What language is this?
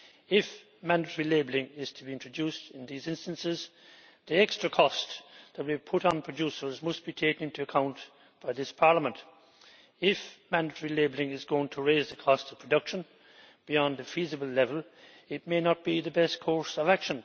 English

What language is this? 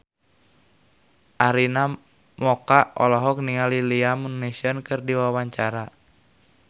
Sundanese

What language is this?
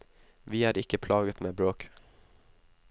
Norwegian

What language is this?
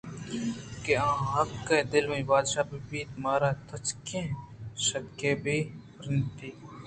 Eastern Balochi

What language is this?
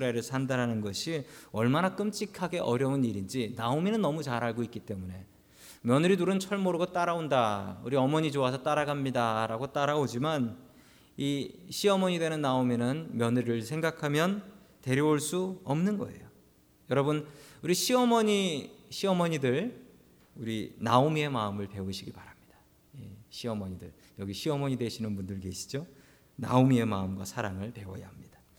Korean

